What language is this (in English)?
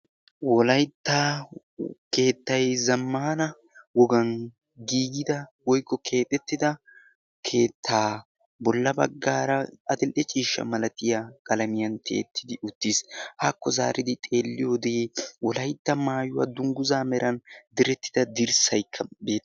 Wolaytta